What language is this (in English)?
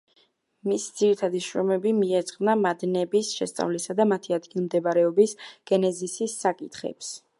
Georgian